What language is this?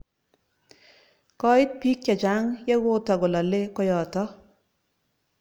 Kalenjin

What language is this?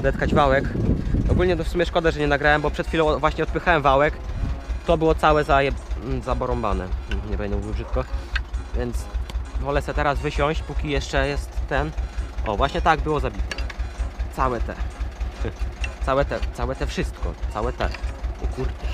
Polish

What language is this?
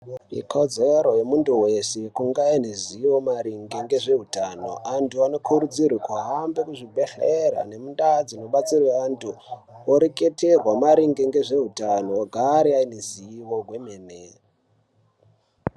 Ndau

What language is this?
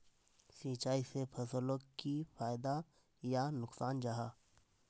Magahi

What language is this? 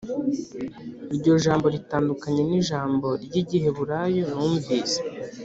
Kinyarwanda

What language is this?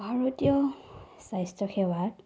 Assamese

